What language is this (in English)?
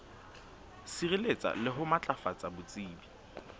Southern Sotho